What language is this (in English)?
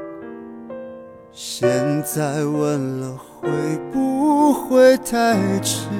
Chinese